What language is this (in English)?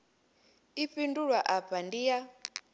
Venda